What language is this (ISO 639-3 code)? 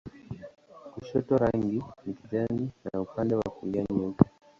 swa